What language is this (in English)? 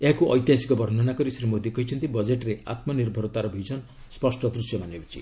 Odia